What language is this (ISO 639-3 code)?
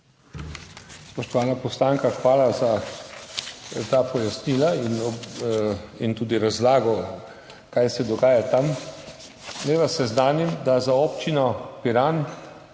slv